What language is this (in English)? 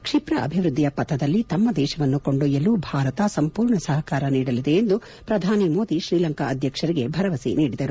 Kannada